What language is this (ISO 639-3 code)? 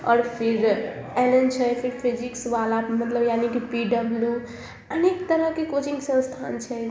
mai